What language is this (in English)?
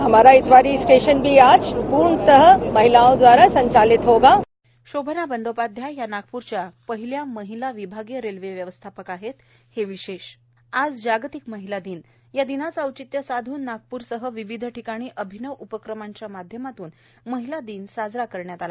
Marathi